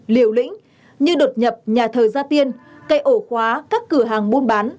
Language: Vietnamese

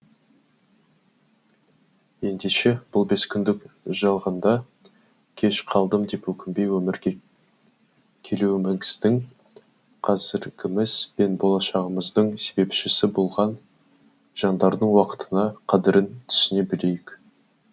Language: Kazakh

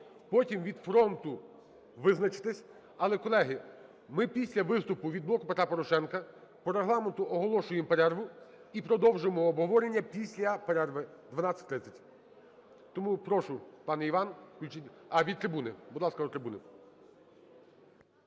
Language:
Ukrainian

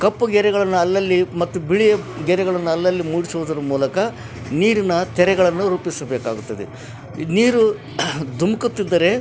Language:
Kannada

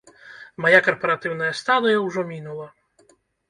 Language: Belarusian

